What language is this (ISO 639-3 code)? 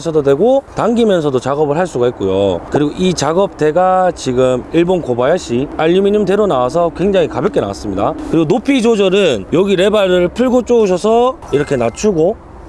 kor